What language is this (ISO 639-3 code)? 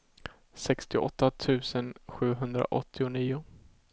swe